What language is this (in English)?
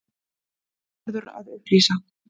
Icelandic